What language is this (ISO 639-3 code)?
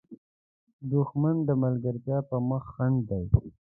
pus